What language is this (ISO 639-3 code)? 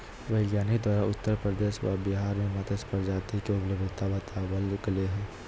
mag